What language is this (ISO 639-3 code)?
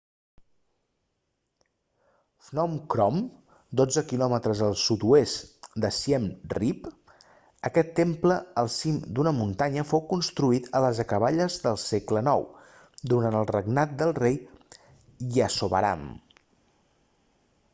cat